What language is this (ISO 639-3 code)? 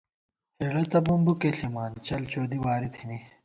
gwt